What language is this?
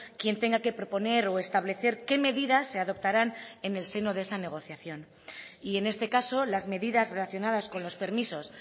Spanish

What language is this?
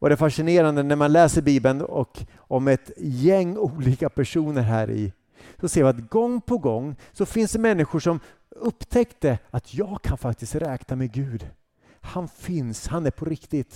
Swedish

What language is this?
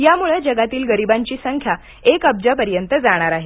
Marathi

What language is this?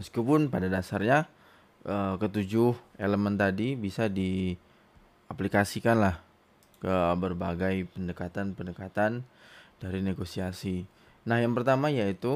Indonesian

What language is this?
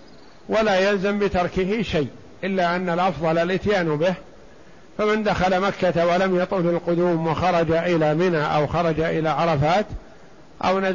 Arabic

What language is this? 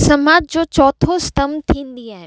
Sindhi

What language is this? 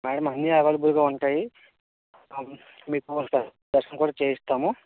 Telugu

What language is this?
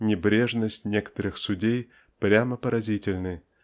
Russian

